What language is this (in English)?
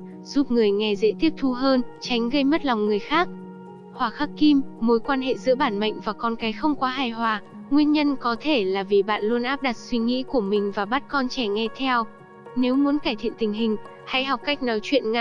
Vietnamese